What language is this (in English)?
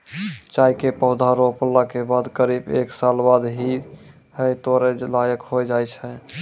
Maithili